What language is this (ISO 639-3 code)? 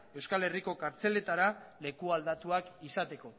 eus